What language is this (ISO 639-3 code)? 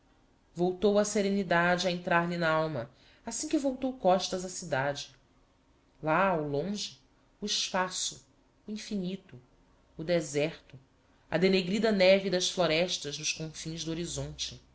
por